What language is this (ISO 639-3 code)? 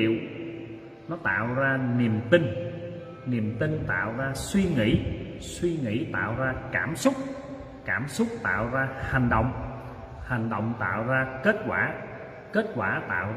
vie